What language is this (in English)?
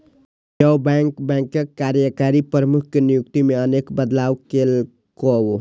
Maithili